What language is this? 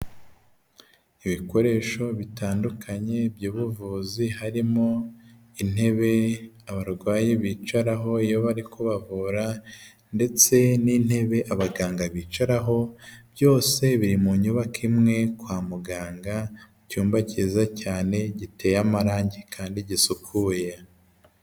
Kinyarwanda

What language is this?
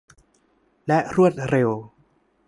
Thai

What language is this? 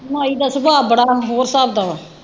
Punjabi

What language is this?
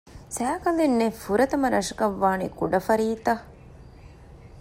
Divehi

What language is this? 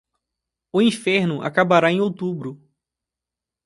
Portuguese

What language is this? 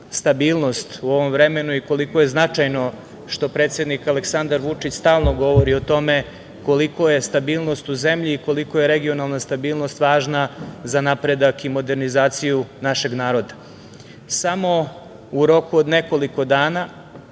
Serbian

